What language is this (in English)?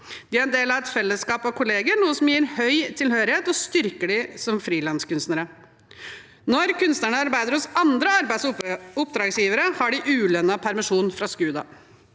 Norwegian